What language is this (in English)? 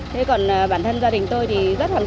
Vietnamese